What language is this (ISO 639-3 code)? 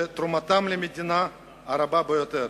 heb